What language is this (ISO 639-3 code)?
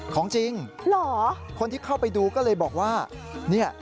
tha